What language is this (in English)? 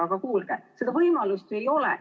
Estonian